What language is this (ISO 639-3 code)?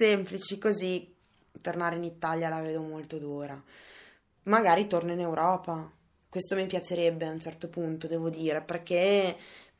ita